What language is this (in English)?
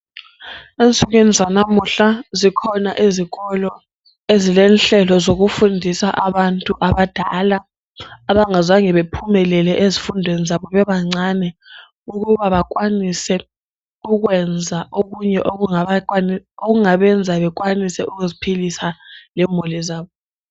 North Ndebele